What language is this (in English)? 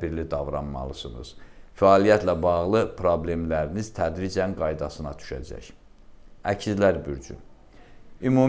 Turkish